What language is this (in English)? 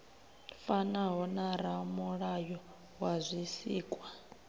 Venda